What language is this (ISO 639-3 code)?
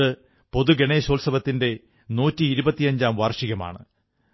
mal